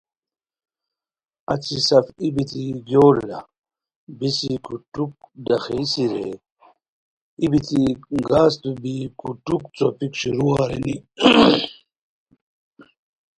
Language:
Khowar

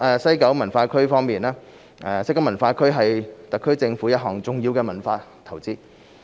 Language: Cantonese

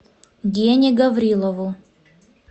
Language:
Russian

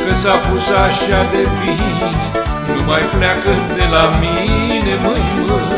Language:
Romanian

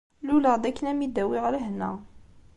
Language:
Kabyle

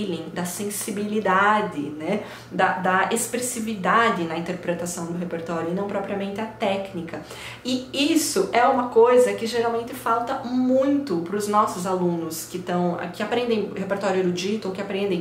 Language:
Portuguese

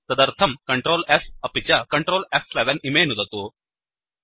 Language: Sanskrit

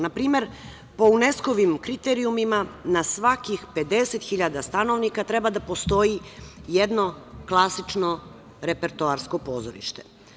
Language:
Serbian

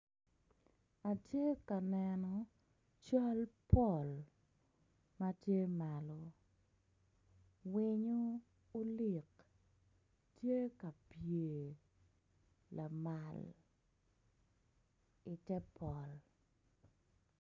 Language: Acoli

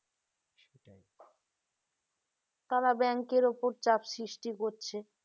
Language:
Bangla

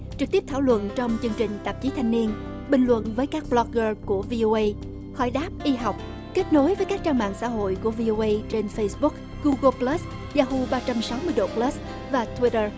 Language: Vietnamese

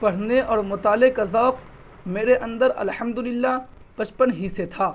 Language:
Urdu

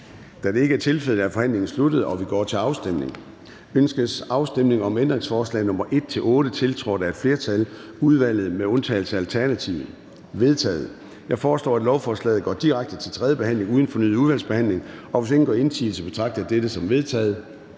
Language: Danish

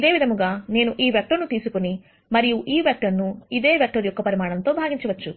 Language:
Telugu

